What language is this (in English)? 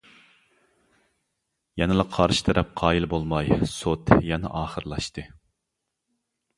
Uyghur